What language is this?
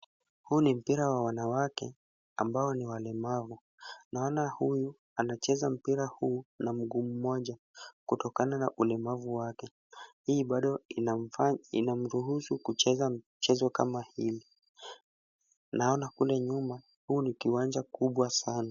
Swahili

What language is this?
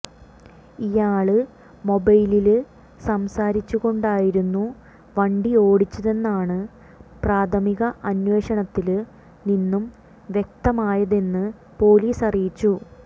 Malayalam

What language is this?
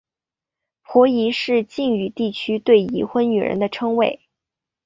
Chinese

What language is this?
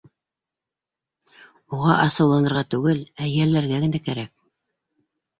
Bashkir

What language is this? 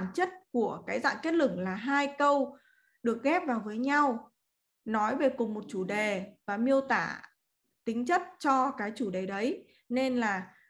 Vietnamese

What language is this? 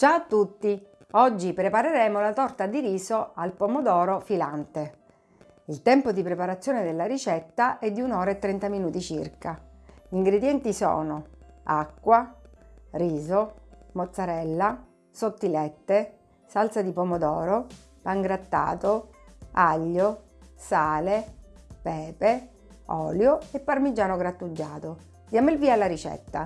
Italian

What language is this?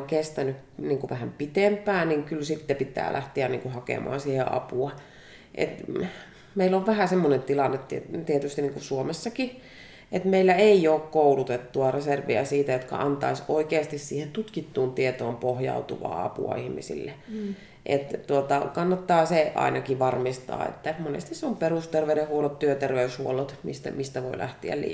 Finnish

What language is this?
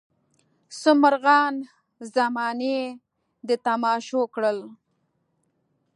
Pashto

